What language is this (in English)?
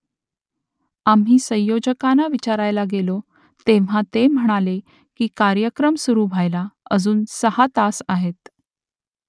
Marathi